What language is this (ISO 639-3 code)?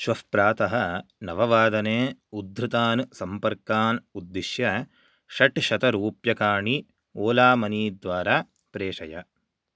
san